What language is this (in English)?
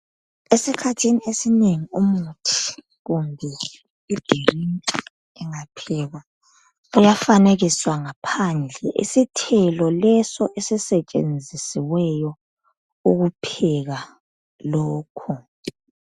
North Ndebele